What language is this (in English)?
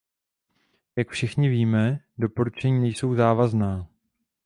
Czech